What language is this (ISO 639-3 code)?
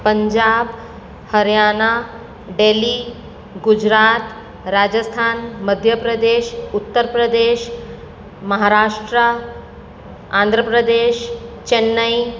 guj